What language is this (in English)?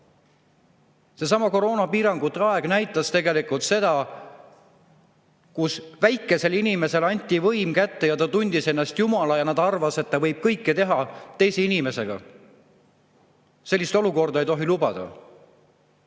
Estonian